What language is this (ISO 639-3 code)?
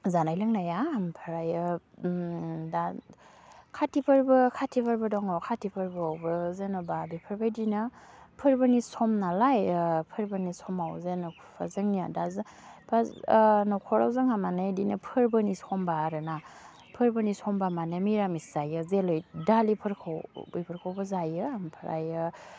brx